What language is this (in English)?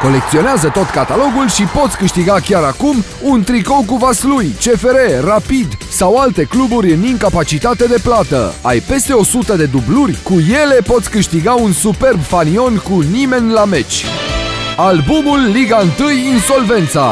Romanian